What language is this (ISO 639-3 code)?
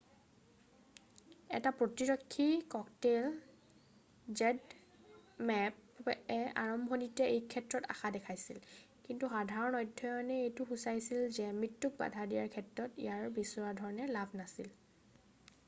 asm